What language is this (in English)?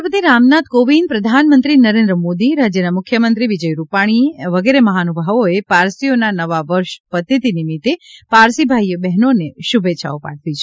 Gujarati